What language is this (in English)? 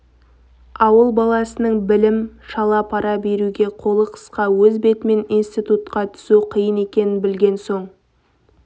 Kazakh